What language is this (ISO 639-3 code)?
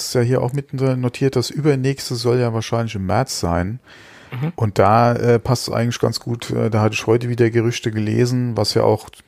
deu